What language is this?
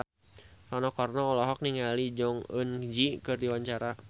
Sundanese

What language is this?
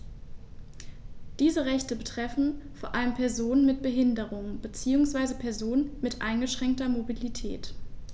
German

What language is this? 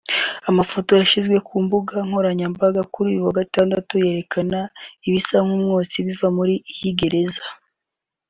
Kinyarwanda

